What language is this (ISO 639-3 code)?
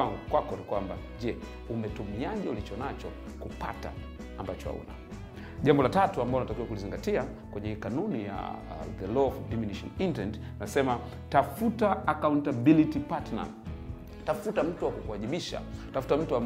swa